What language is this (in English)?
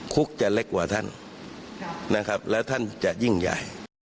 Thai